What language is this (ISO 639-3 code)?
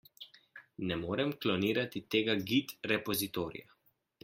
slv